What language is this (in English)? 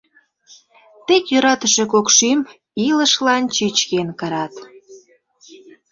Mari